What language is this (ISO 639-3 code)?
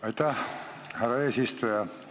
est